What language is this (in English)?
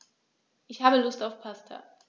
German